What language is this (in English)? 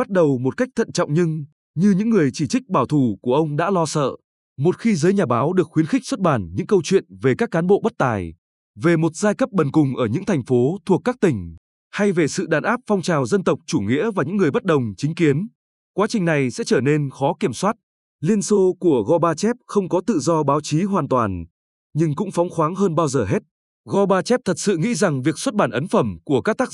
Vietnamese